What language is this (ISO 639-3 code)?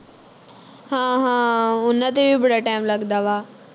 pan